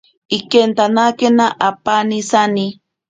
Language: Ashéninka Perené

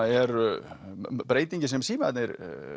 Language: Icelandic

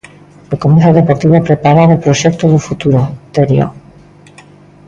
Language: Galician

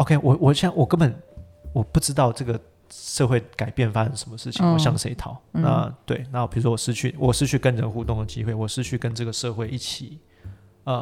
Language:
Chinese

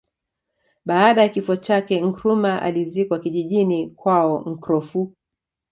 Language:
Swahili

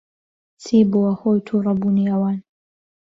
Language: Central Kurdish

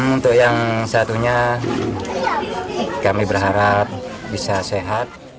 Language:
Indonesian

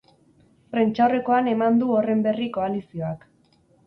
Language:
Basque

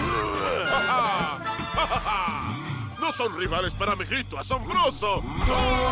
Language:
Spanish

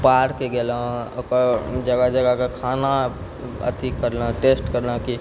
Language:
Maithili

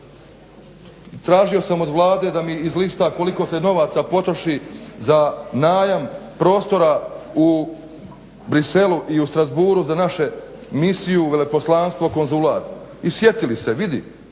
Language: Croatian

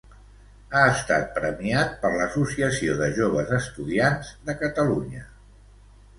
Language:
Catalan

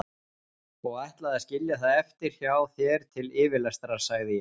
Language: Icelandic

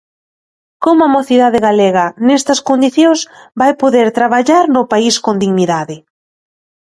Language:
Galician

